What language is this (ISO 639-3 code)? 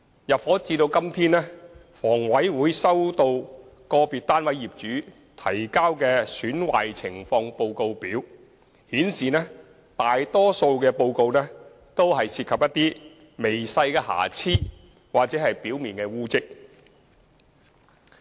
yue